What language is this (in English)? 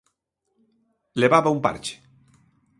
Galician